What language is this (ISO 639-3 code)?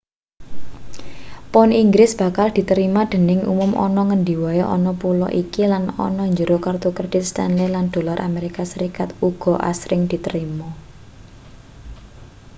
jav